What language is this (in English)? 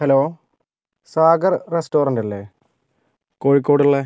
Malayalam